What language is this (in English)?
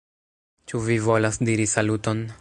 Esperanto